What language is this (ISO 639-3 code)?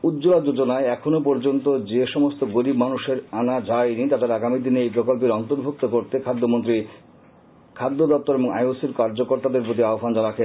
ben